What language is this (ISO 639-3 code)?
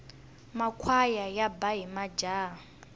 tso